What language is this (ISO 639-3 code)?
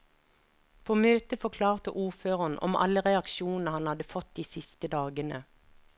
nor